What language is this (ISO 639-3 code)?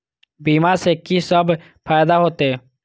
mai